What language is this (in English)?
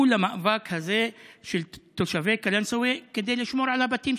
Hebrew